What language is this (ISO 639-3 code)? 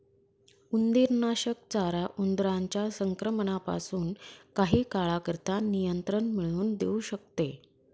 mar